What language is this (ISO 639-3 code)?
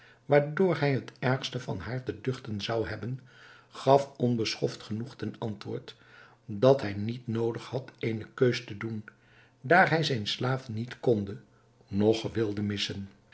nld